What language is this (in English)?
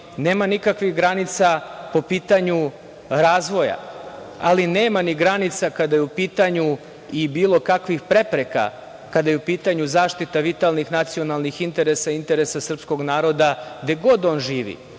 Serbian